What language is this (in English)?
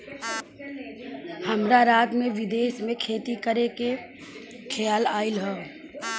Bhojpuri